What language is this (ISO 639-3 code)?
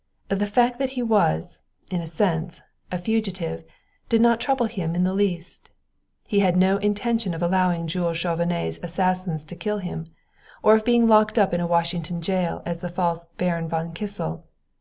eng